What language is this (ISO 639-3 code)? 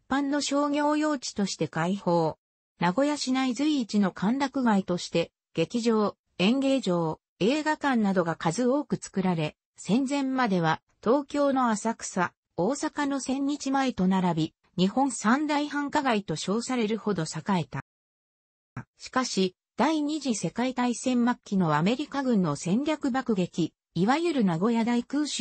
jpn